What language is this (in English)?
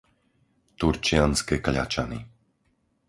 Slovak